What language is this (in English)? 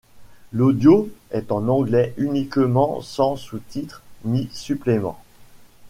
French